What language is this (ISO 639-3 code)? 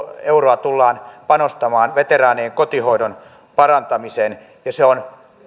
fin